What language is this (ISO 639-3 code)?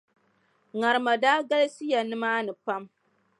dag